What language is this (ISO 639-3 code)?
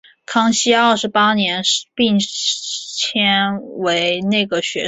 zho